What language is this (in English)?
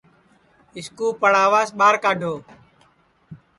Sansi